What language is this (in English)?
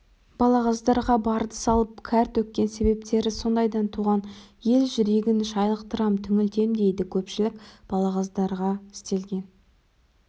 Kazakh